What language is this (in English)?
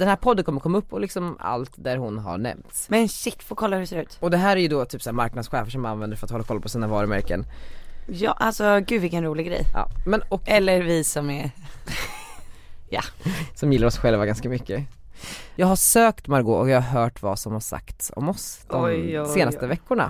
Swedish